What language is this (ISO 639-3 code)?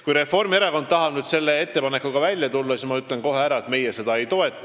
est